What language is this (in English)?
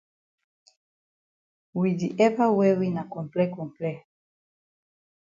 Cameroon Pidgin